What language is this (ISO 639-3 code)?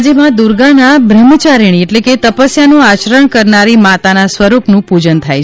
guj